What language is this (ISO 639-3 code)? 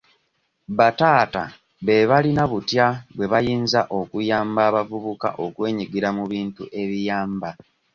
lug